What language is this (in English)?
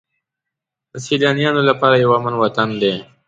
Pashto